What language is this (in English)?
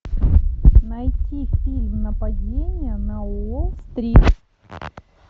Russian